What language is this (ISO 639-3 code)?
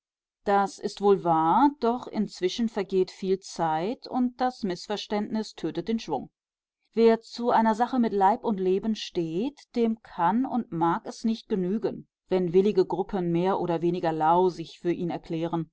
deu